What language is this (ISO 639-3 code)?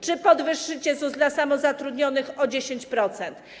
pol